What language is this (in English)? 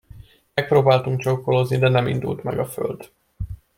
Hungarian